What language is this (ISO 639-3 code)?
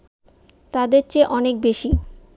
ben